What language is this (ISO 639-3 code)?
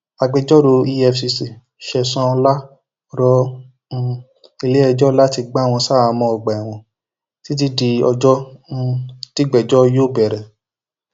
yor